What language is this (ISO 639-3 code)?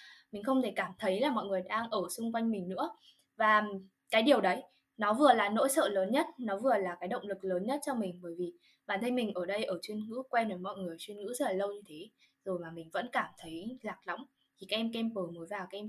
vie